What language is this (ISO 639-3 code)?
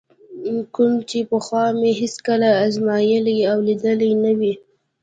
pus